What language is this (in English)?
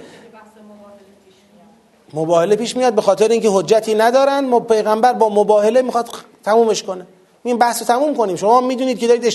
Persian